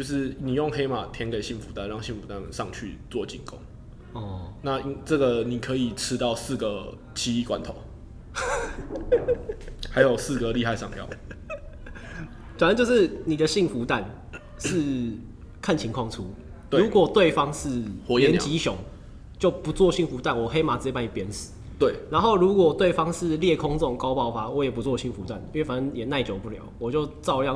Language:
Chinese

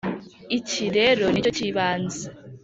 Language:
Kinyarwanda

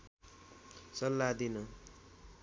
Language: Nepali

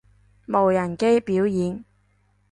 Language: Cantonese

